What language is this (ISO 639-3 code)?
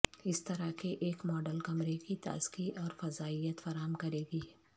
urd